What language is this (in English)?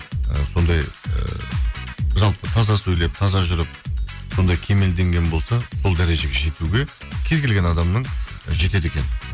Kazakh